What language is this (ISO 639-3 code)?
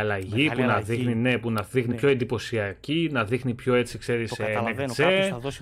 ell